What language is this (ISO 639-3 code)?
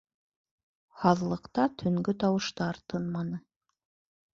bak